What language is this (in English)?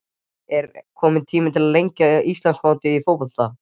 Icelandic